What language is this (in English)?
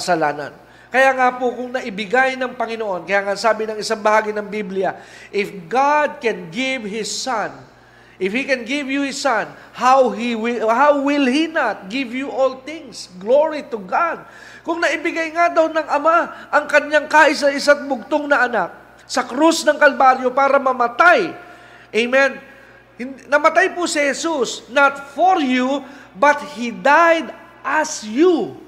Filipino